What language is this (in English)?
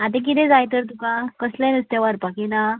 Konkani